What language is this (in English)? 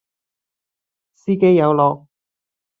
Cantonese